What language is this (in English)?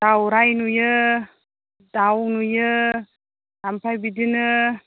Bodo